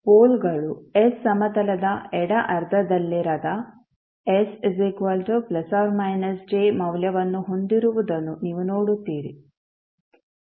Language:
Kannada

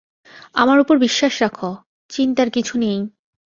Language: Bangla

